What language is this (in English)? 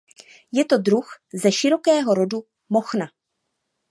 Czech